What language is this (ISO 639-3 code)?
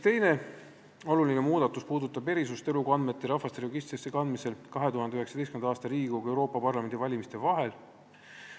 est